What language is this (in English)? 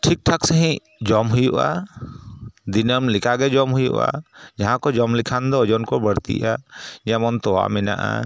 Santali